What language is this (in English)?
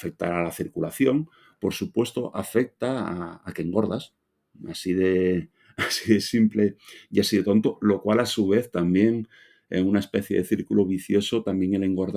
Spanish